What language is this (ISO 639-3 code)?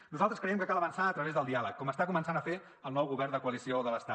cat